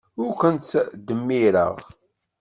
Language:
Kabyle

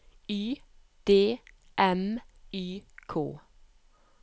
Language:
Norwegian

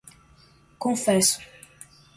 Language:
Portuguese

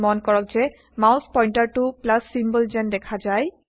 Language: Assamese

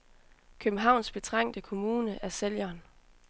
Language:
Danish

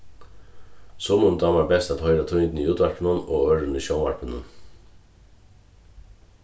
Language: Faroese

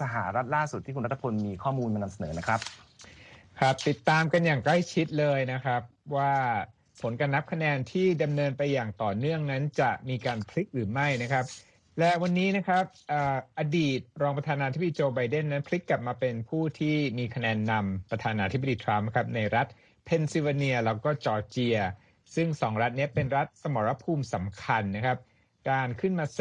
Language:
Thai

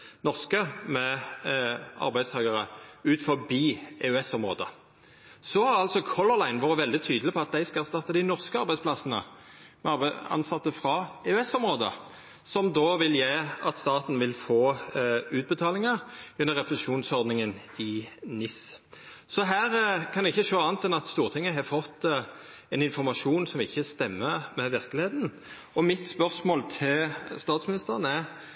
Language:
Norwegian Nynorsk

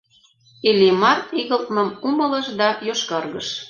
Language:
Mari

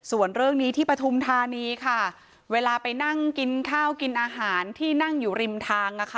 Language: Thai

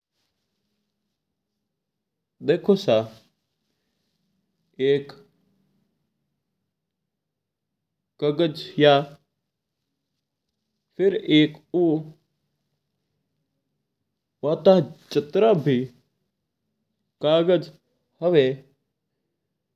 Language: Mewari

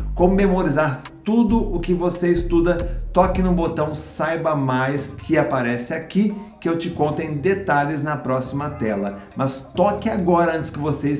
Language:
Portuguese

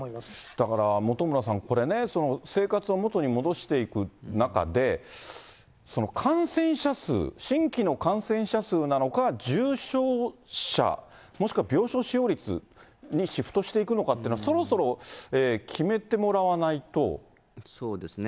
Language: Japanese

